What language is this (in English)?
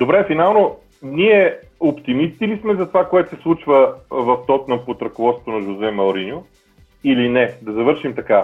Bulgarian